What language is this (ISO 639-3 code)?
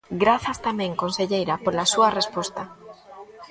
glg